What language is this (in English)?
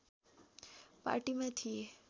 Nepali